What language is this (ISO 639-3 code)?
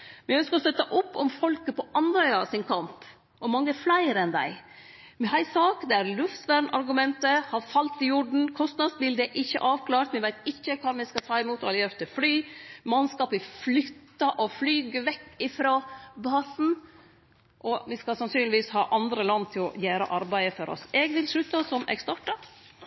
nno